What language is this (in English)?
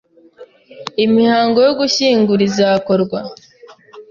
Kinyarwanda